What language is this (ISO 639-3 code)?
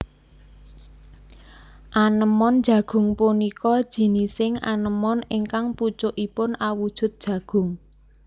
jav